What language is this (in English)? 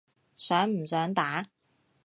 Cantonese